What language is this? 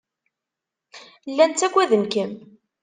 Kabyle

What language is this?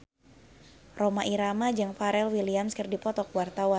Sundanese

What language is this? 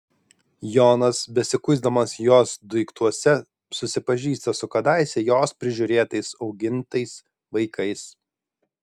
Lithuanian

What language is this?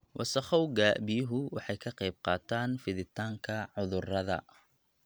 Somali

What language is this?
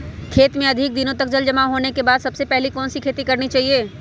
Magahi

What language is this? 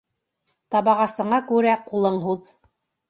Bashkir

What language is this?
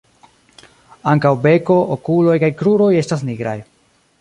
Esperanto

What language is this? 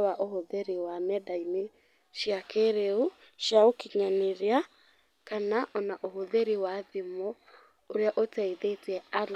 Kikuyu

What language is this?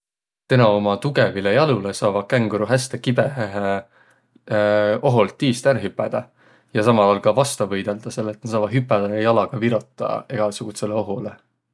Võro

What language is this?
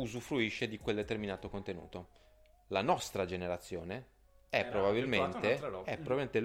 Italian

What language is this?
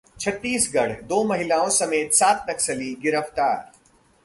Hindi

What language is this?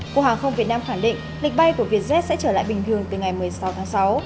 Vietnamese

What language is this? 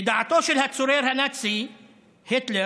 Hebrew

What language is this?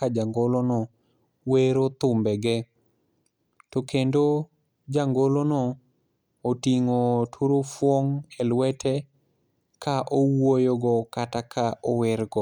Luo (Kenya and Tanzania)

